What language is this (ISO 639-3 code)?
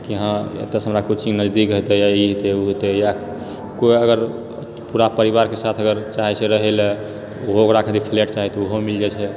mai